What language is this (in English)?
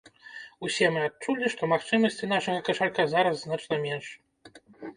Belarusian